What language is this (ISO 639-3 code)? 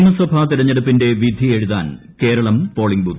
mal